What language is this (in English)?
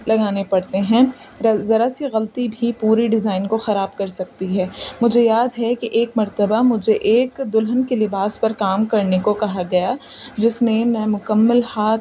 Urdu